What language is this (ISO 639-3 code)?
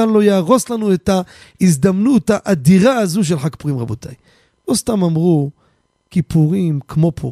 heb